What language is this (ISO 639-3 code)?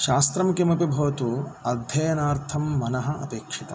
san